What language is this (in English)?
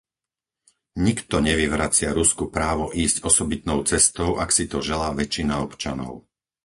Slovak